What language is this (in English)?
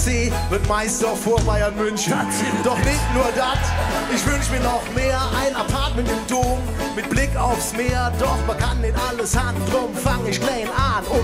German